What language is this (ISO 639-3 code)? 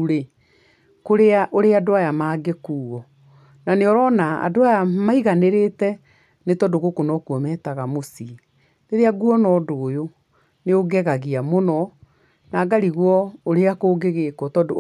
kik